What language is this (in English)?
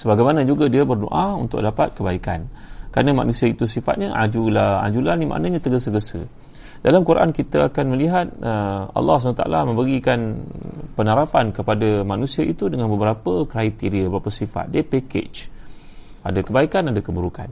Malay